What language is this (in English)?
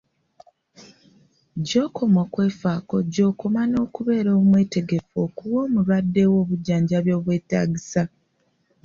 Ganda